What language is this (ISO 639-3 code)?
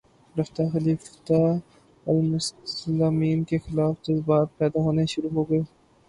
urd